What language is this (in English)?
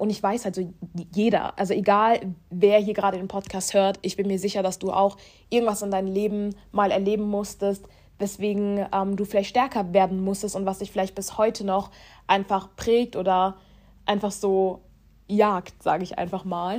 German